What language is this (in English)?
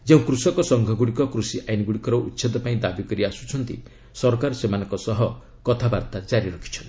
Odia